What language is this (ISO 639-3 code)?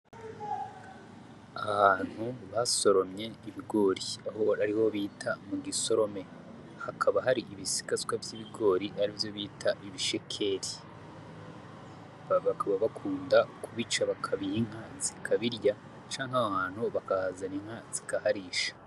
run